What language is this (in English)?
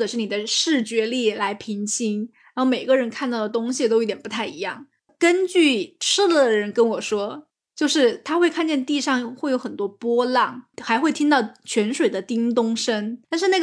Chinese